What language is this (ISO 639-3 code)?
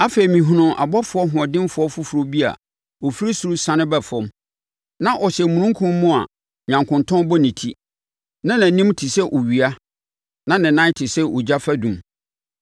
aka